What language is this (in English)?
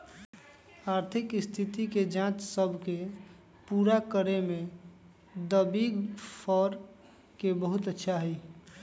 Magahi